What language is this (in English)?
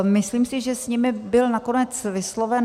Czech